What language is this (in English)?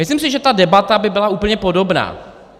Czech